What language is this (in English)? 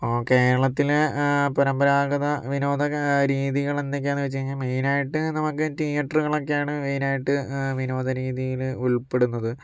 Malayalam